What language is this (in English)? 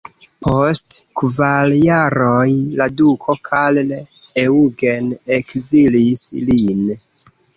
Esperanto